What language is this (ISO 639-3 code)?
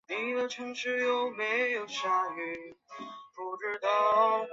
zho